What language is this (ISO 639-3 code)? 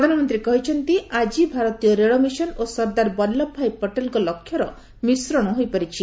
ori